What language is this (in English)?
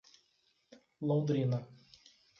Portuguese